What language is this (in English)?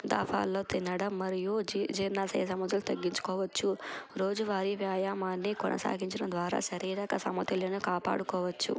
Telugu